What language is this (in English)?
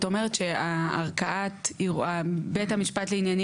Hebrew